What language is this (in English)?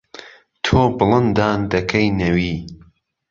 Central Kurdish